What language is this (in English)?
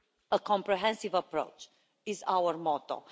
English